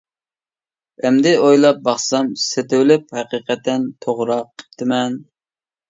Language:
Uyghur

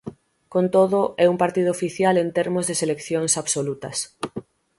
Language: Galician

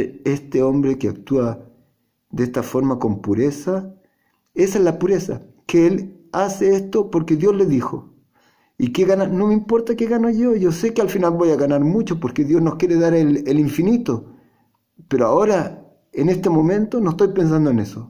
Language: Spanish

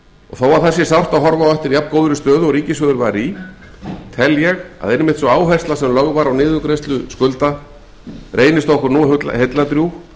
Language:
Icelandic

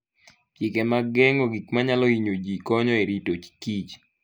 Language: Luo (Kenya and Tanzania)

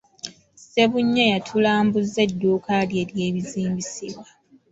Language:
Ganda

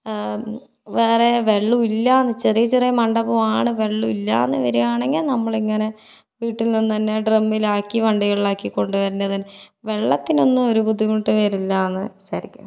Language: Malayalam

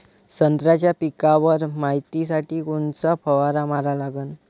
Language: Marathi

